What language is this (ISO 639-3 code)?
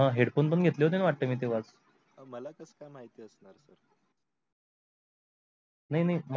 mar